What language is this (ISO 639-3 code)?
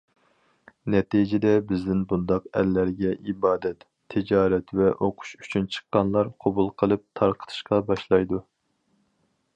uig